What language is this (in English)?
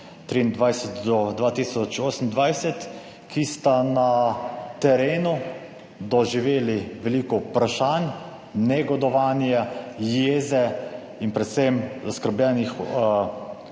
Slovenian